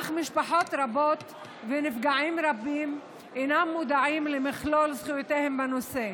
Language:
Hebrew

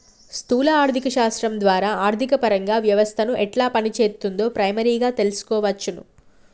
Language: Telugu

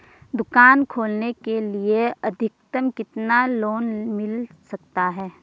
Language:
Hindi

